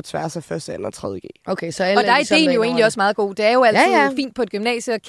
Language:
Danish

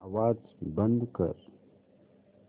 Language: Marathi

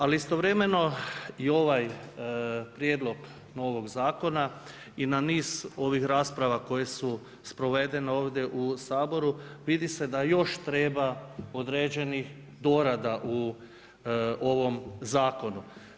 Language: Croatian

